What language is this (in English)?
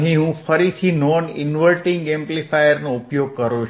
Gujarati